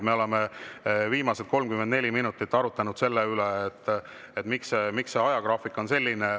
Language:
Estonian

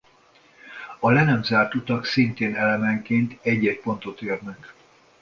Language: Hungarian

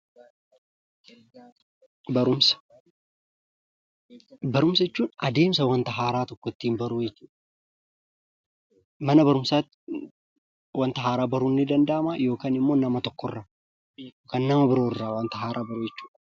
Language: Oromo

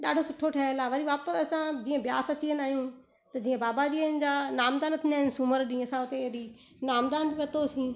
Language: Sindhi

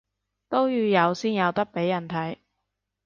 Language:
Cantonese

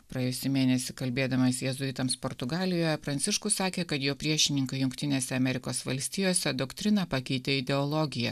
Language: Lithuanian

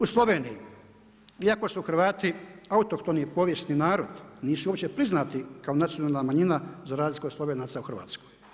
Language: Croatian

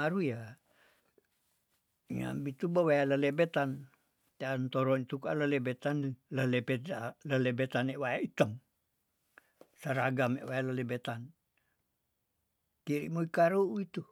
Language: Tondano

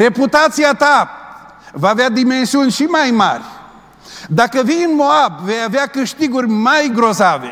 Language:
Romanian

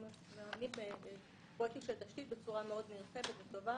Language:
Hebrew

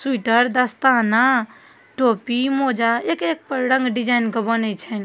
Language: Maithili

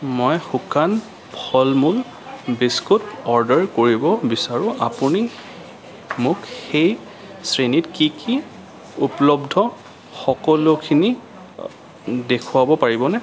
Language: Assamese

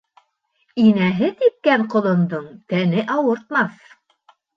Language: Bashkir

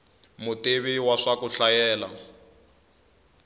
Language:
Tsonga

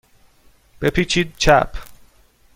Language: Persian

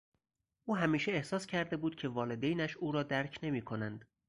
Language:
Persian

